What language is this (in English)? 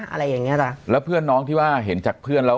Thai